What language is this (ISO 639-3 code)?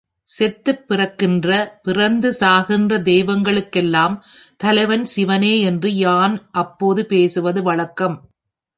tam